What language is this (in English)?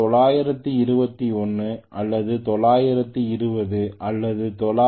Tamil